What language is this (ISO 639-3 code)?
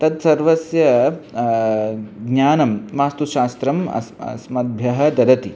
san